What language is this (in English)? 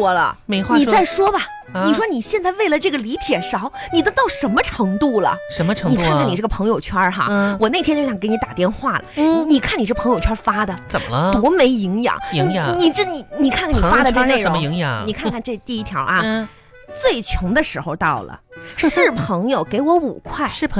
Chinese